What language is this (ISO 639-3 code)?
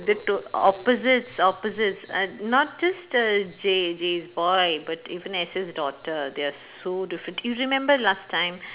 eng